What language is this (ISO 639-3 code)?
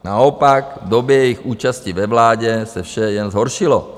ces